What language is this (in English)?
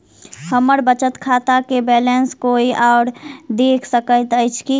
Maithili